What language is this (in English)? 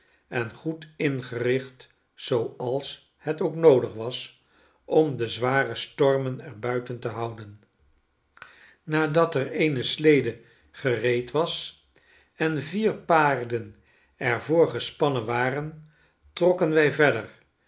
Dutch